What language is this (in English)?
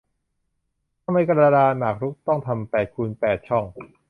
Thai